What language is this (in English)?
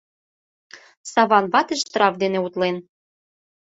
Mari